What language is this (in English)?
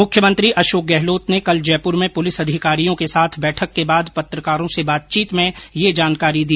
Hindi